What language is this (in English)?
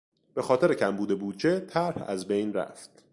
Persian